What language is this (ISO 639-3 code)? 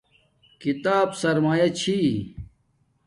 dmk